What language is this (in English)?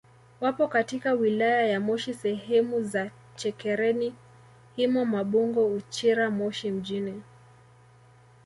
Swahili